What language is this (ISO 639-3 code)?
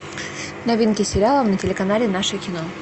rus